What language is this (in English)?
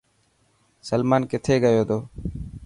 Dhatki